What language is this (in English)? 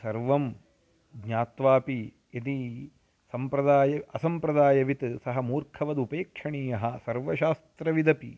Sanskrit